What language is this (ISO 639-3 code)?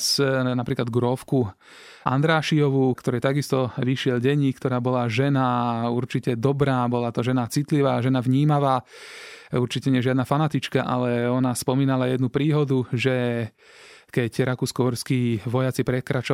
slk